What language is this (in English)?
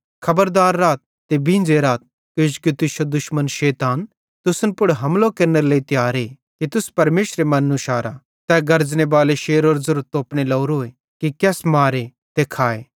Bhadrawahi